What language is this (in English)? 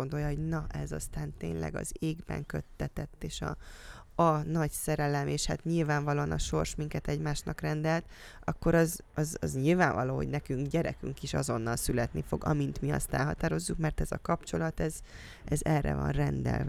Hungarian